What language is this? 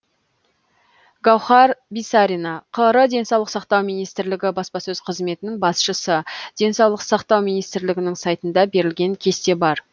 Kazakh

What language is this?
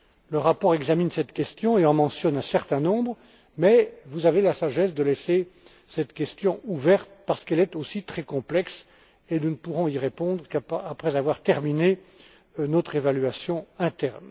French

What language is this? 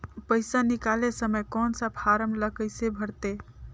Chhattisgarhi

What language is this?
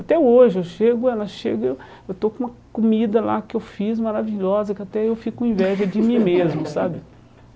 Portuguese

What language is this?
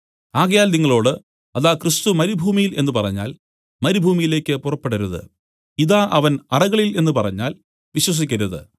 Malayalam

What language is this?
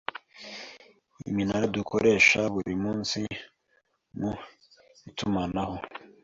Kinyarwanda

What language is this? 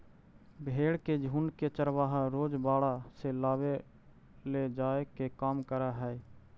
Magahi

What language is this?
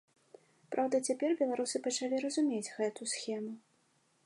Belarusian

